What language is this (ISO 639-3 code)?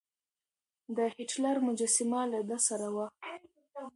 pus